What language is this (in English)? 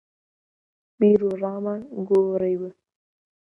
Central Kurdish